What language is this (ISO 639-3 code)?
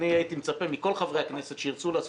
heb